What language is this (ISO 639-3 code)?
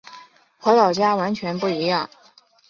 zho